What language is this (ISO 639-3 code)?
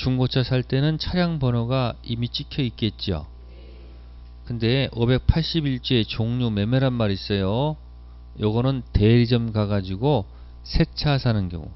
kor